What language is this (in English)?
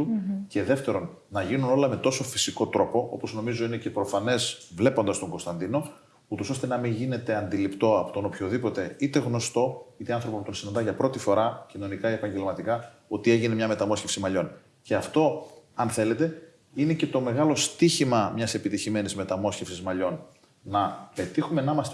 Greek